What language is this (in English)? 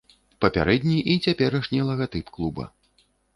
Belarusian